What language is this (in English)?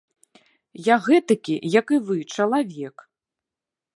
Belarusian